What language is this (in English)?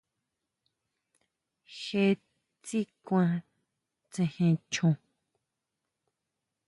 Huautla Mazatec